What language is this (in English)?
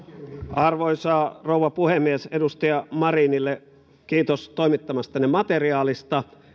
Finnish